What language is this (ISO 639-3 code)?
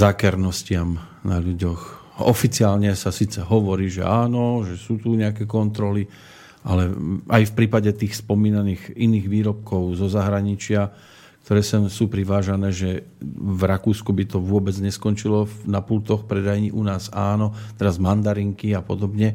slk